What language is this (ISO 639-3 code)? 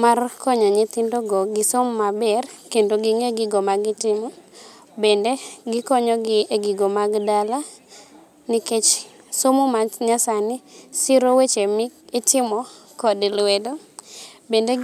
luo